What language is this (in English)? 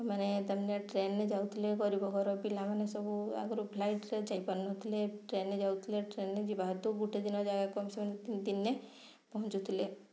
Odia